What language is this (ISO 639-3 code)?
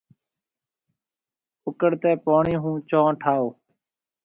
mve